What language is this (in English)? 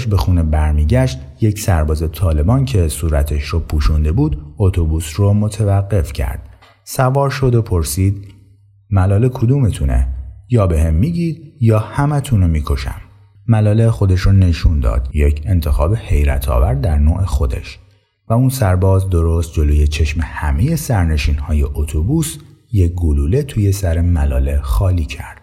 Persian